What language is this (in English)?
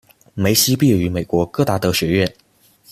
Chinese